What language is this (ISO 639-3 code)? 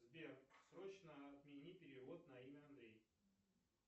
rus